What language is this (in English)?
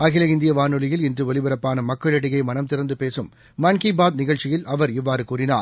Tamil